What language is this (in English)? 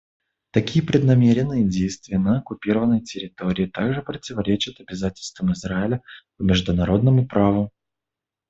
Russian